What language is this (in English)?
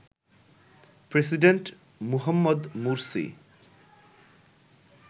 Bangla